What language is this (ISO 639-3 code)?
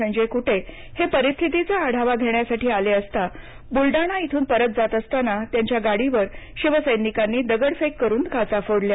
mar